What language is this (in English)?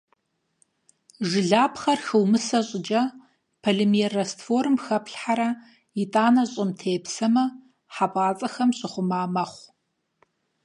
Kabardian